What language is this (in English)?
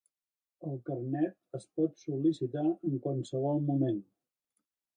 Catalan